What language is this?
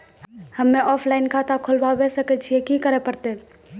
Maithili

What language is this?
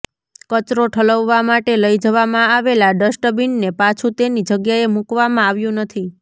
Gujarati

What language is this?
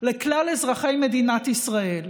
Hebrew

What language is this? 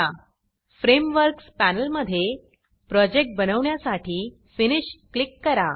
Marathi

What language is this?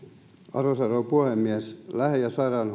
Finnish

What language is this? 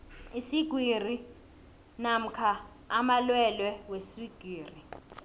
South Ndebele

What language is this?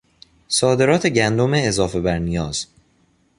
Persian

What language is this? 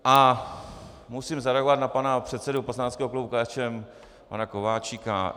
Czech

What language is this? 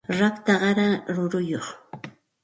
Santa Ana de Tusi Pasco Quechua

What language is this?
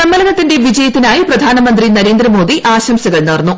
Malayalam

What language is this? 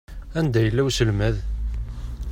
Kabyle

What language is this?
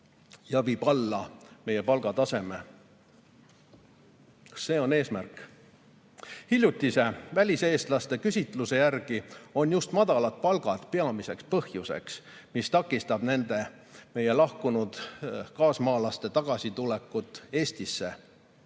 Estonian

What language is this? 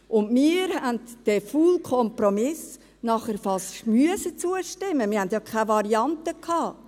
Swiss German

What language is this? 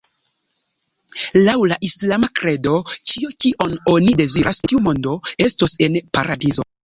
Esperanto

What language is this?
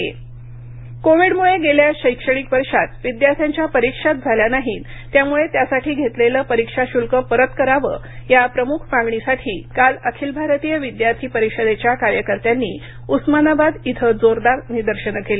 Marathi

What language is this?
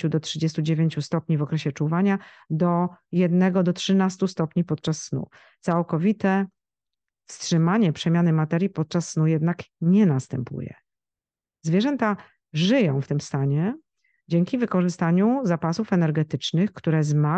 Polish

